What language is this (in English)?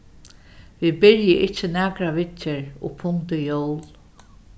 Faroese